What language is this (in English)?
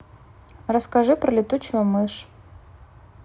Russian